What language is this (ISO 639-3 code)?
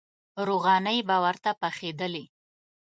pus